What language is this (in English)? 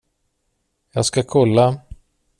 Swedish